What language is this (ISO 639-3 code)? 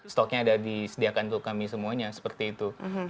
ind